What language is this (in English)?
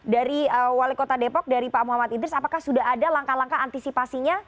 Indonesian